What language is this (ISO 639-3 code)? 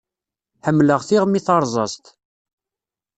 kab